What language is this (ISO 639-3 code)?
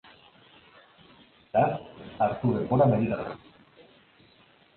eus